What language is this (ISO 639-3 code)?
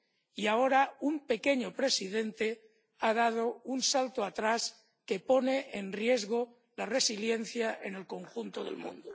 spa